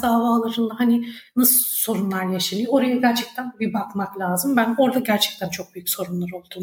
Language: Turkish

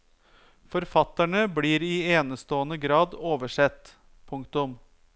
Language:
Norwegian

